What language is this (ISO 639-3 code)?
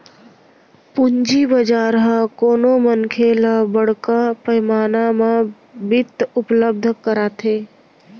hne